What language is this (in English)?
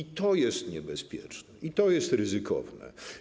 Polish